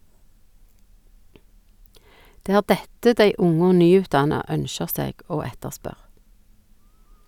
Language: Norwegian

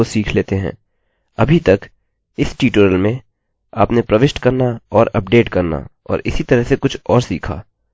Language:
Hindi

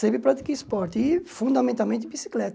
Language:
Portuguese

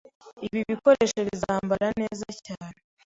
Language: Kinyarwanda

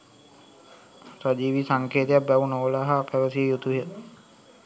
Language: Sinhala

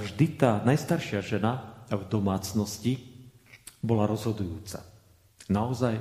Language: Slovak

